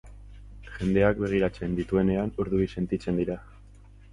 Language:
Basque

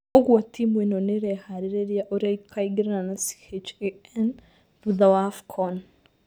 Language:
Kikuyu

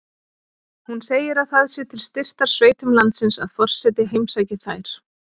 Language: Icelandic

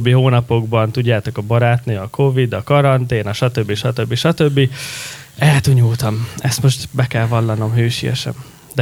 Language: Hungarian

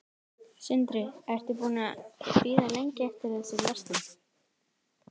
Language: Icelandic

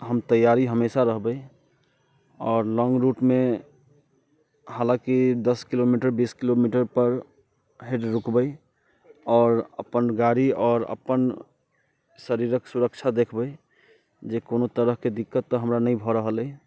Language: Maithili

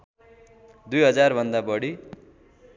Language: Nepali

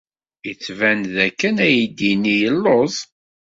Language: Kabyle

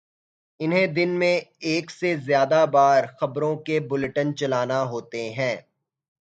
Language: Urdu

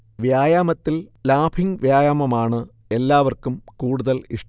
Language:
Malayalam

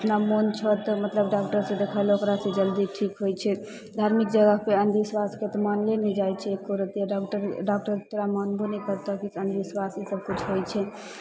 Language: Maithili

